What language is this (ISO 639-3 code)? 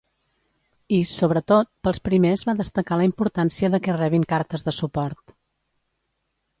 cat